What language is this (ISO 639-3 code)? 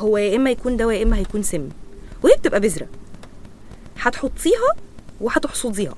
ara